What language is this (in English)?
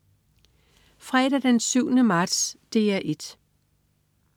Danish